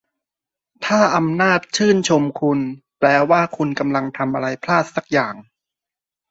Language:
Thai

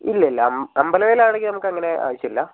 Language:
Malayalam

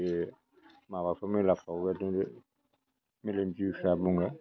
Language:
Bodo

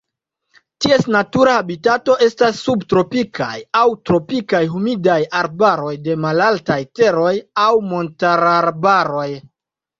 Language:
Esperanto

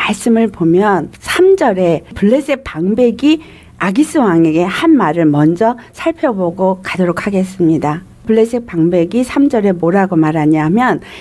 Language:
Korean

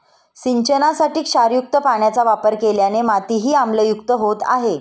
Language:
Marathi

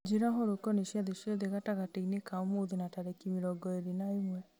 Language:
Kikuyu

